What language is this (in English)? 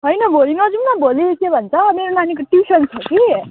Nepali